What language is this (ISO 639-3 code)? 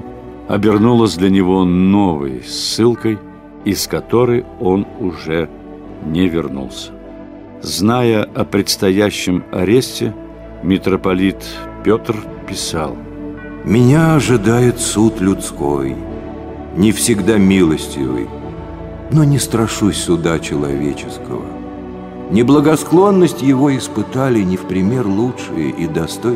rus